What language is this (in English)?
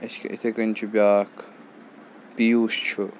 Kashmiri